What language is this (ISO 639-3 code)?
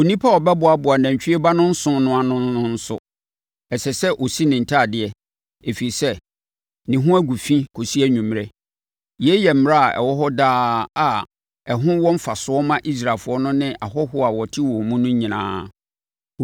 aka